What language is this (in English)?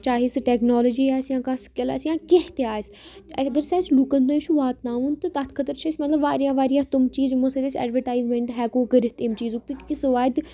Kashmiri